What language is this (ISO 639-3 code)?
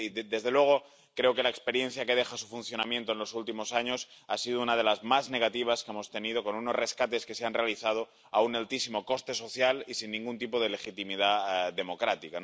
spa